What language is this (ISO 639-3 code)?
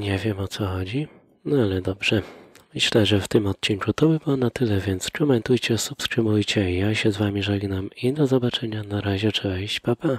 pol